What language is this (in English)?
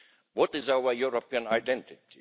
English